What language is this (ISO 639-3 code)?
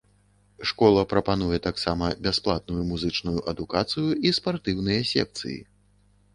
bel